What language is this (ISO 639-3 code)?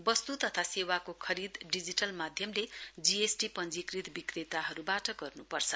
nep